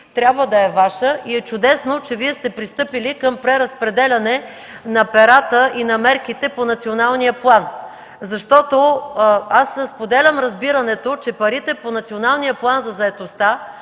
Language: Bulgarian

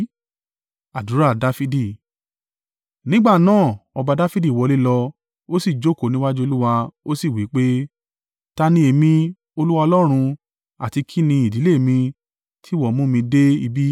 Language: Yoruba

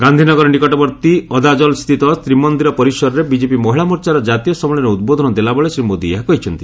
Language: Odia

